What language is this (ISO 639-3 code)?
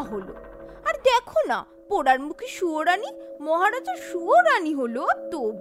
ben